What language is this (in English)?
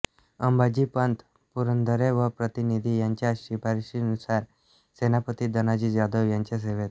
Marathi